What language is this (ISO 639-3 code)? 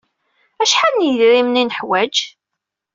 kab